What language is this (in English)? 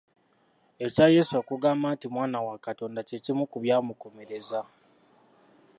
Ganda